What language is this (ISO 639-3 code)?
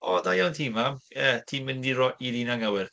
cym